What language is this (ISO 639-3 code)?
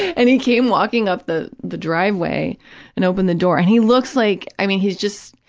eng